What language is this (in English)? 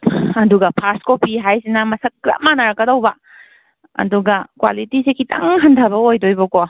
Manipuri